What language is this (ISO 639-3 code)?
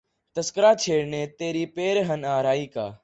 urd